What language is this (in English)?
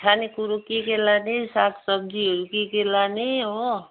Nepali